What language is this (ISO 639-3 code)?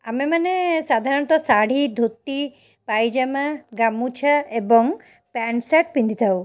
ori